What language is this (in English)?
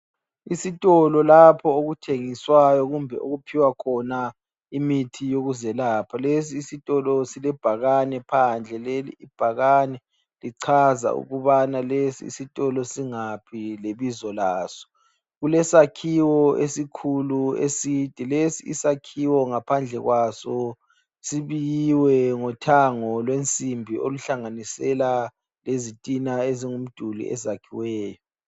North Ndebele